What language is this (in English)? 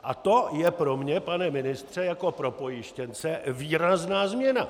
Czech